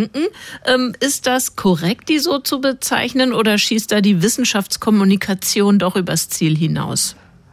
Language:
German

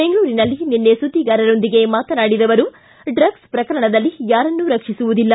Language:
Kannada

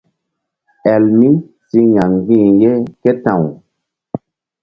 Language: Mbum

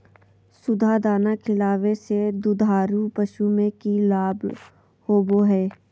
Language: Magahi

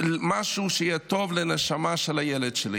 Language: Hebrew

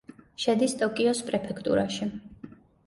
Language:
Georgian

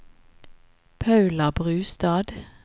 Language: Norwegian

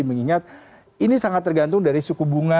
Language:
Indonesian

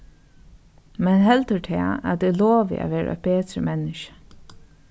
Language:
Faroese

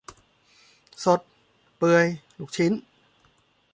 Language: Thai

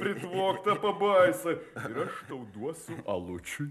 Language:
Lithuanian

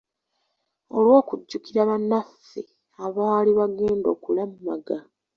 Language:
Ganda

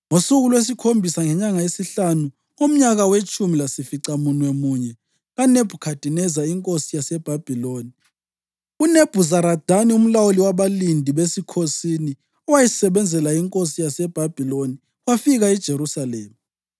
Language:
North Ndebele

